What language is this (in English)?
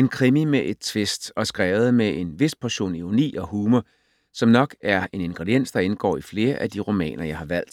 Danish